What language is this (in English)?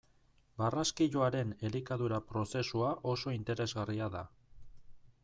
Basque